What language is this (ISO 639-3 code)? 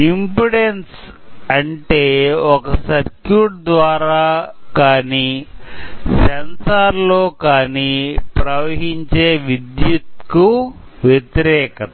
tel